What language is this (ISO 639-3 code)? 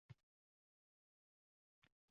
uzb